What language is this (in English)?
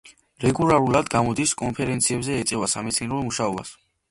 Georgian